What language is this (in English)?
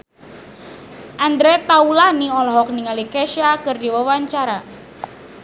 Sundanese